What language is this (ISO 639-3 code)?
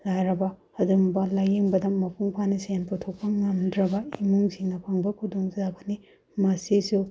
mni